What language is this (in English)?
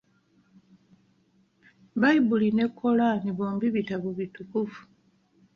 Ganda